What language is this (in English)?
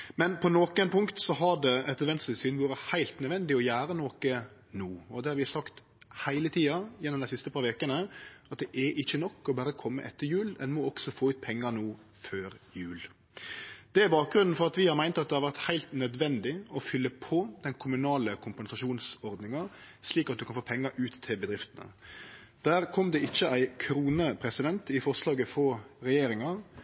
Norwegian Nynorsk